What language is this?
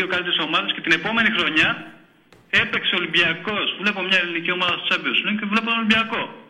Greek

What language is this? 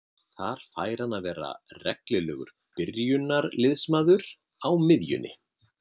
Icelandic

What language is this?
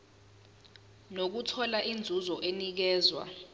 Zulu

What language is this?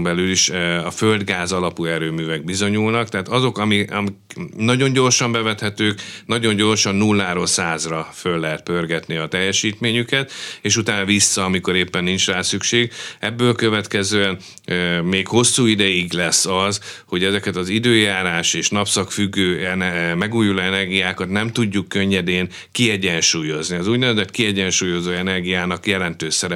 Hungarian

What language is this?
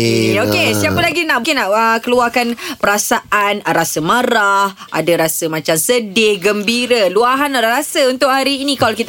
Malay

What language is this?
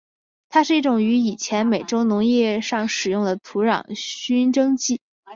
Chinese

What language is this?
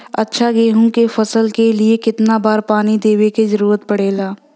Bhojpuri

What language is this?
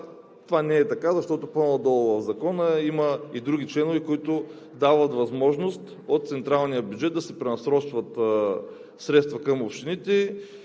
Bulgarian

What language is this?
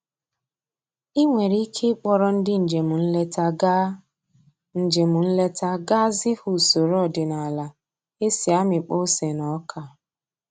Igbo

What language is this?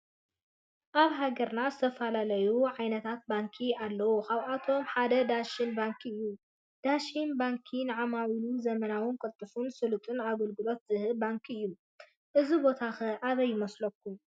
Tigrinya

